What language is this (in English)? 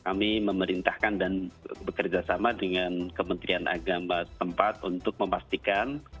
Indonesian